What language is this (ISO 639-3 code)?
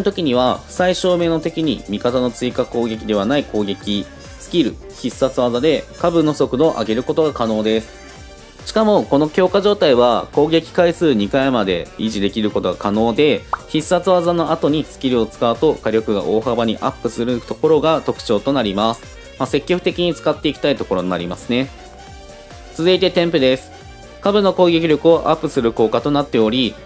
jpn